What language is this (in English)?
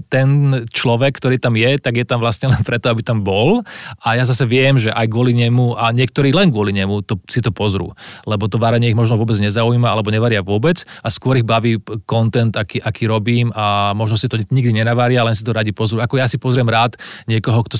Slovak